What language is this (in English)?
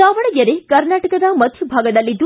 Kannada